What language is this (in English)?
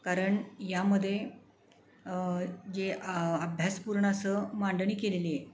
Marathi